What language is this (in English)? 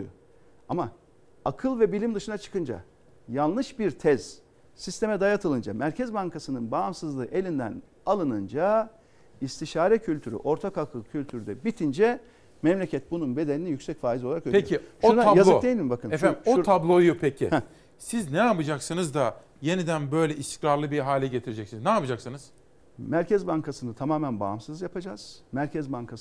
Turkish